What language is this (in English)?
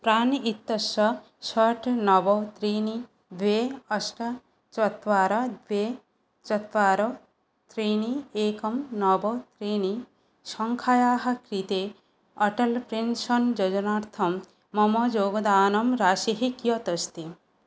Sanskrit